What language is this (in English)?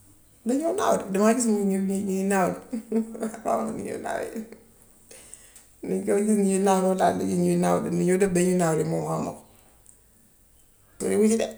Gambian Wolof